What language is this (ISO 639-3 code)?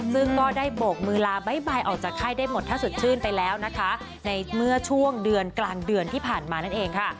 tha